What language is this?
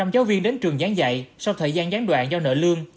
Vietnamese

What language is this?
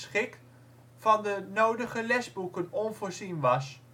Dutch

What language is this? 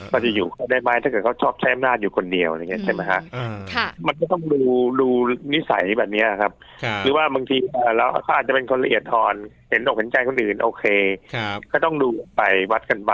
Thai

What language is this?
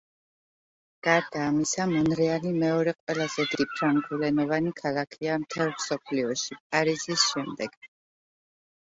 Georgian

